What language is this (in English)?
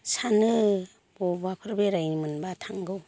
Bodo